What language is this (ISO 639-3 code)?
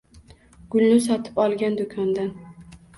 uzb